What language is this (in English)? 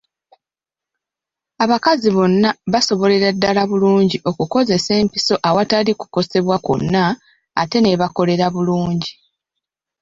Ganda